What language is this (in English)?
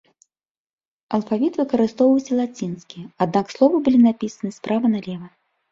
Belarusian